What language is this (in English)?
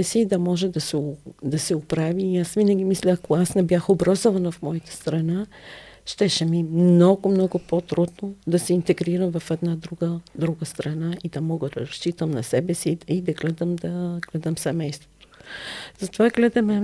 Bulgarian